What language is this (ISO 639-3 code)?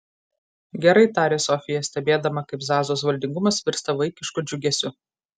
lit